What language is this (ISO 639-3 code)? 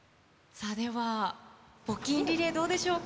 jpn